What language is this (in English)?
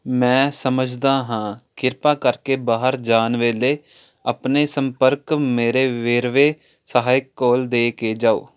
Punjabi